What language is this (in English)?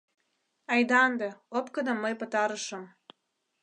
Mari